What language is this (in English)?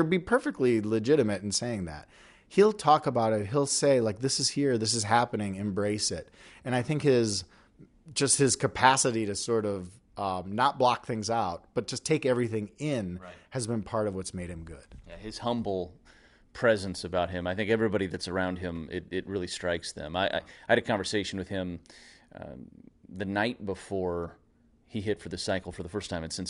English